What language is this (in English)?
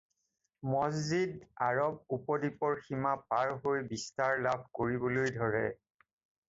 Assamese